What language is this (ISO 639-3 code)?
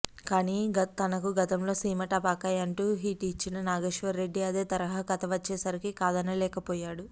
tel